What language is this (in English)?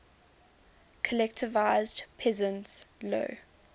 English